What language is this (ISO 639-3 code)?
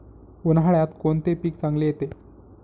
mar